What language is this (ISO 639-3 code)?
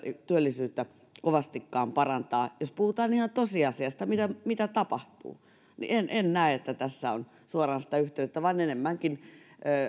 fin